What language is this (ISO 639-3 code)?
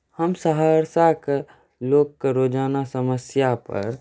mai